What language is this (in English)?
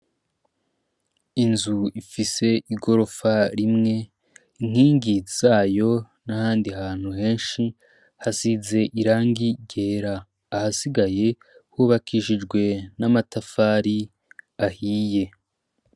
Rundi